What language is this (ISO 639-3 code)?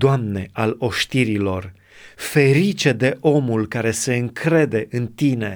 ron